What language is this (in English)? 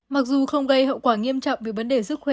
Vietnamese